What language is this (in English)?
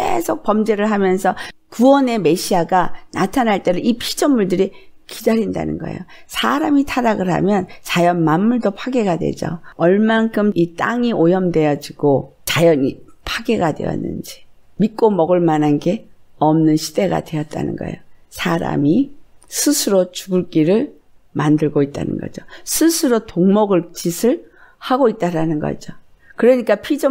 Korean